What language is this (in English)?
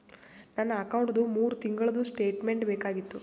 Kannada